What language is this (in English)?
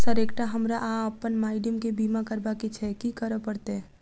Maithili